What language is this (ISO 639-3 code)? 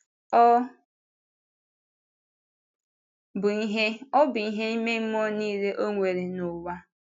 ibo